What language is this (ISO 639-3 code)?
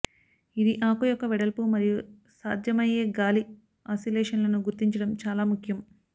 tel